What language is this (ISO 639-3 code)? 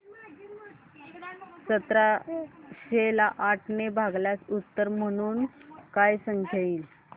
mar